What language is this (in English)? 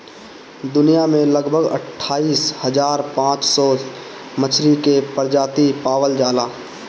Bhojpuri